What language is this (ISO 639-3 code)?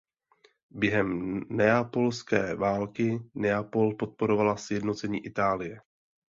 ces